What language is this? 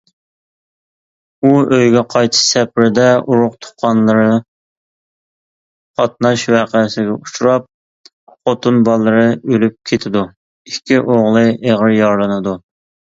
Uyghur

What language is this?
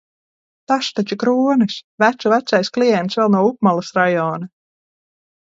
Latvian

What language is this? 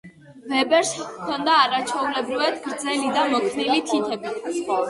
Georgian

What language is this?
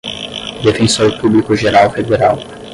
Portuguese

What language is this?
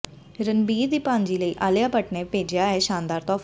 Punjabi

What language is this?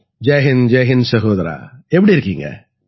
Tamil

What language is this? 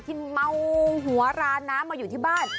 Thai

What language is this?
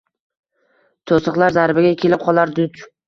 Uzbek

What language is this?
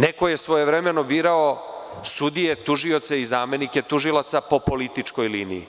Serbian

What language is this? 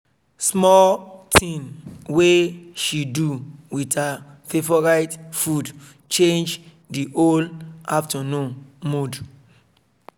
Nigerian Pidgin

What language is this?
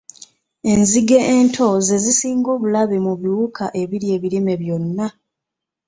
Ganda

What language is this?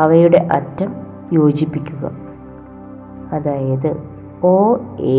Malayalam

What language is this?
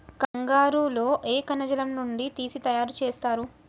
Telugu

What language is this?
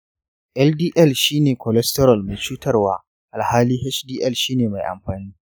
Hausa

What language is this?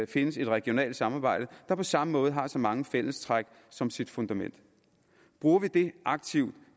Danish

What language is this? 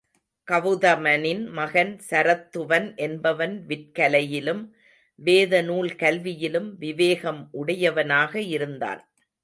Tamil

